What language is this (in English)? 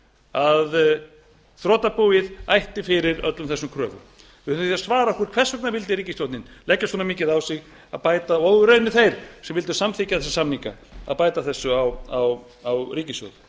Icelandic